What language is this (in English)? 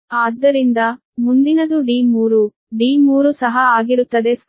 Kannada